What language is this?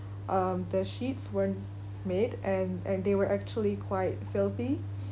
English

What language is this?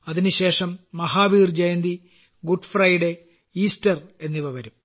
Malayalam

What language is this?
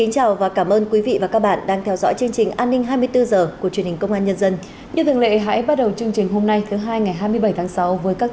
Vietnamese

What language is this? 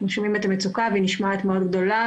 Hebrew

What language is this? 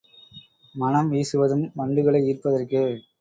Tamil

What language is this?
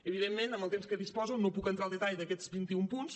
Catalan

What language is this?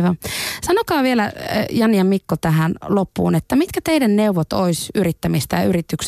Finnish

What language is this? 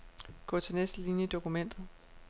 Danish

